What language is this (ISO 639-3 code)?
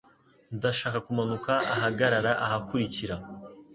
kin